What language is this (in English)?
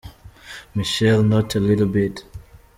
Kinyarwanda